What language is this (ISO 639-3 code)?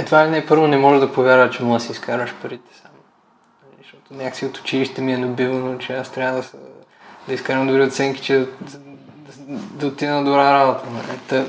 bul